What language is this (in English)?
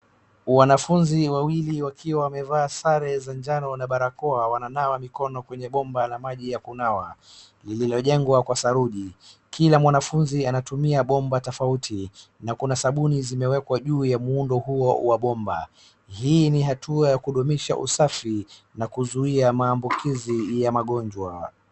Swahili